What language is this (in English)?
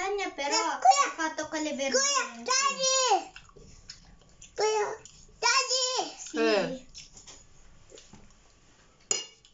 Filipino